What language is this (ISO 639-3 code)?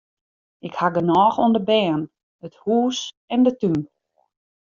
fry